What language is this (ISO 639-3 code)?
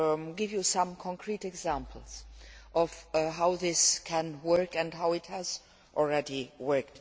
eng